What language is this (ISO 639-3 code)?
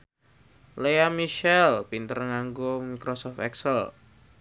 jav